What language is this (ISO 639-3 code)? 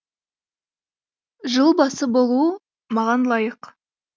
kaz